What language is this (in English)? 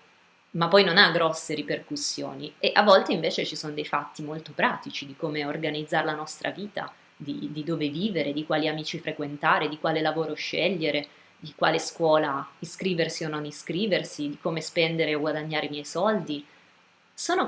Italian